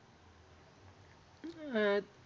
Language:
Marathi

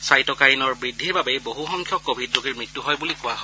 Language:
Assamese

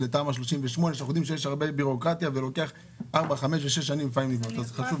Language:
Hebrew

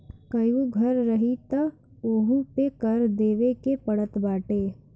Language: Bhojpuri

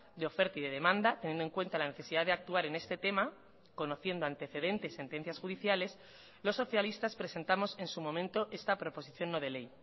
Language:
Spanish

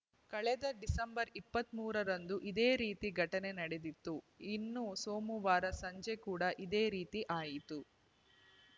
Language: Kannada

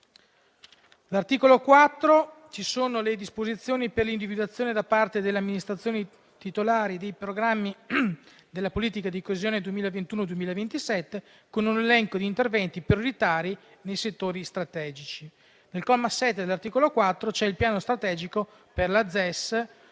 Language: Italian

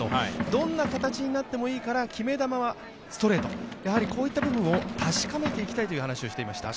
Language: Japanese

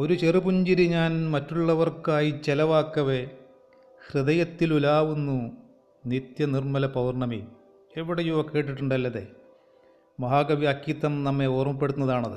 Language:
Malayalam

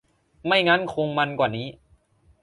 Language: Thai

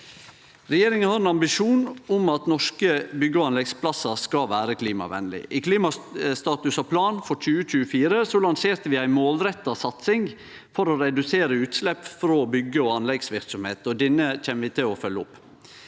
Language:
Norwegian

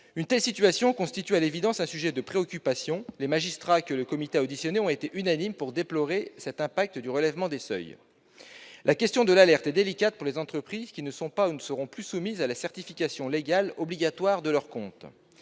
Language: French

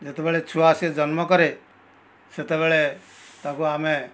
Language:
Odia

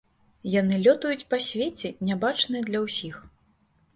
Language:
Belarusian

